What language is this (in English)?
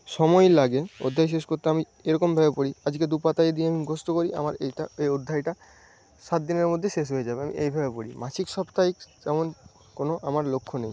Bangla